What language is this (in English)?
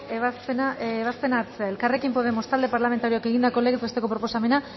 Basque